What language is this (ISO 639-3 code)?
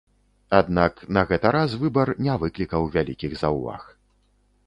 bel